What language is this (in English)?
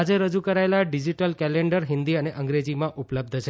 Gujarati